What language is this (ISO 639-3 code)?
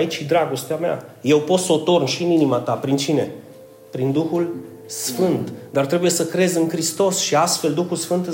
ron